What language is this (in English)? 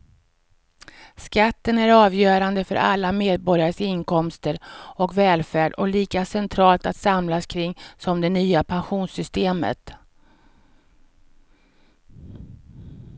Swedish